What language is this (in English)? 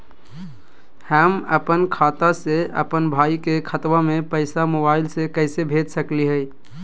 Magahi